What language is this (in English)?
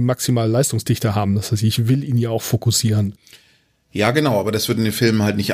German